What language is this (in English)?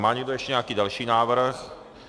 Czech